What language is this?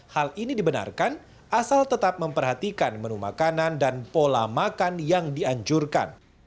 Indonesian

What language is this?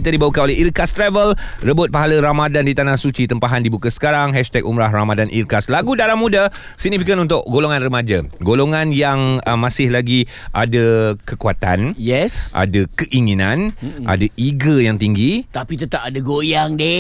Malay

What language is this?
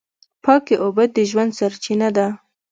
Pashto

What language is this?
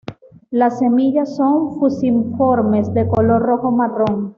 Spanish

